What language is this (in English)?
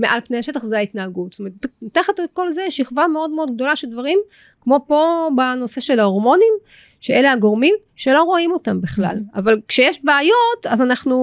Hebrew